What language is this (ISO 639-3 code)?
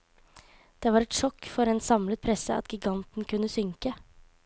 nor